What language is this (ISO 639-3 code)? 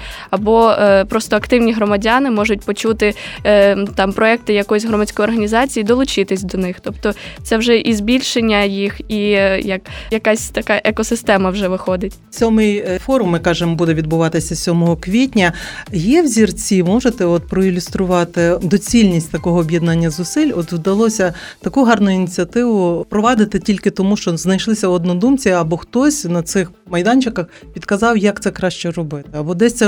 ukr